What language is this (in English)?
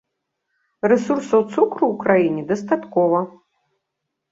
Belarusian